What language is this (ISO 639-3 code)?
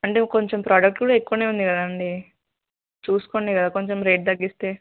tel